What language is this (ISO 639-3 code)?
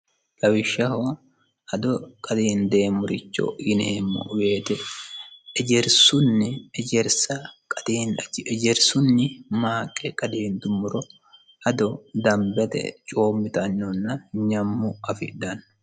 sid